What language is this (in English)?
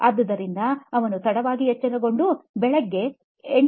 Kannada